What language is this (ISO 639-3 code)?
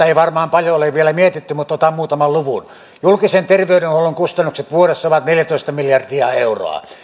fin